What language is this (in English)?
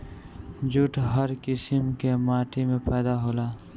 Bhojpuri